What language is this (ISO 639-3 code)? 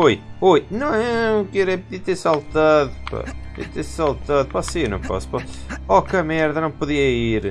por